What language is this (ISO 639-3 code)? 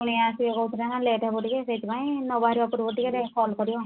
ori